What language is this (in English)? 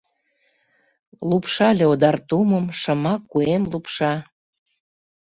Mari